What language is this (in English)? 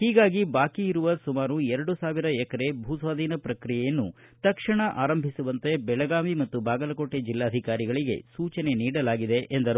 Kannada